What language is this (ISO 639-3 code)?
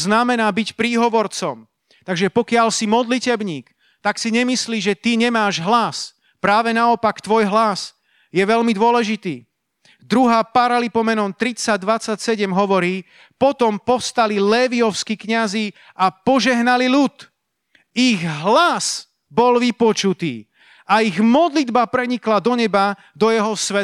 slk